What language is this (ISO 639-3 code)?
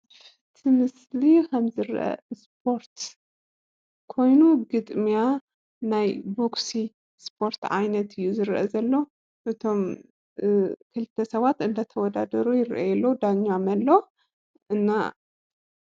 tir